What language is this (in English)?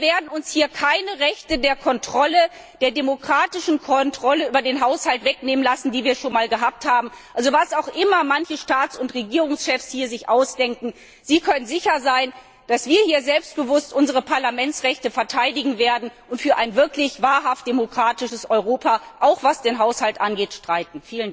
German